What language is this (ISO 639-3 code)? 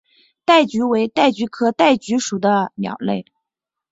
zho